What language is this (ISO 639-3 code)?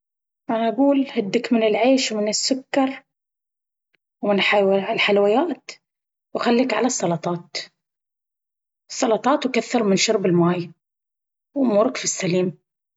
abv